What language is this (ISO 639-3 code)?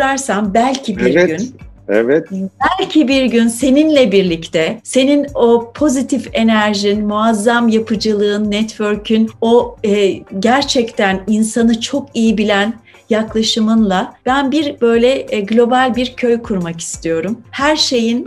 tur